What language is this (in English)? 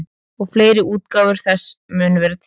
Icelandic